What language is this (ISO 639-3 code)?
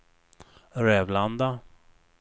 swe